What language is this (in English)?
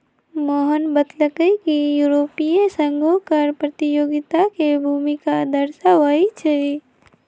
Magahi